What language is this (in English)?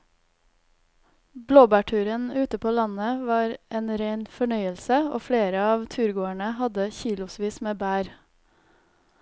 Norwegian